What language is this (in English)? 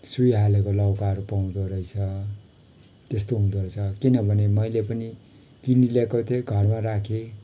Nepali